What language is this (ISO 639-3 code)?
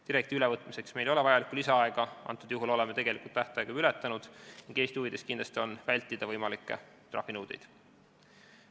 est